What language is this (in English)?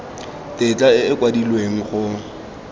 Tswana